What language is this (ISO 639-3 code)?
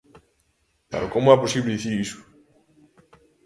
glg